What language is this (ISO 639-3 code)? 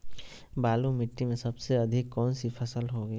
mag